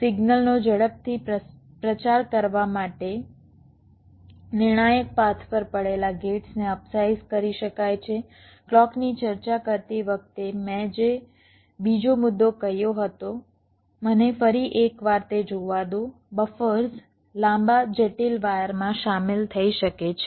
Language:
Gujarati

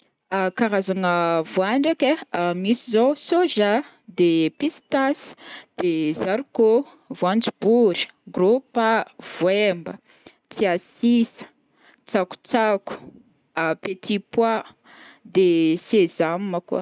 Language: Northern Betsimisaraka Malagasy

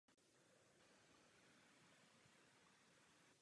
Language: Czech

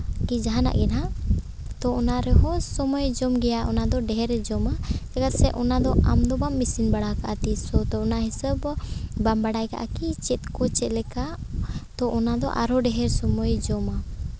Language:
Santali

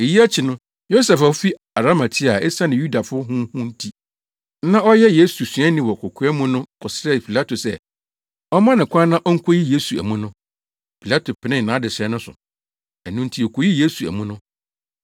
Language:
Akan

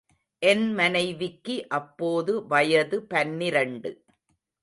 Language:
Tamil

